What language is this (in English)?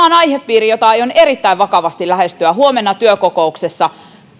Finnish